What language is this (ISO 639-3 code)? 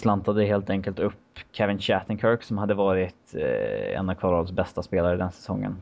swe